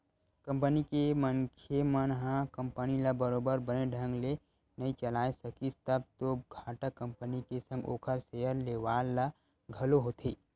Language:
Chhattisgarhi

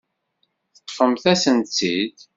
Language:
Kabyle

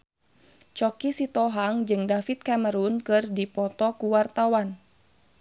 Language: Sundanese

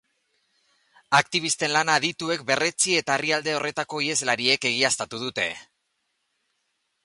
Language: Basque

